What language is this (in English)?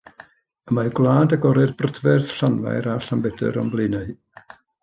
Welsh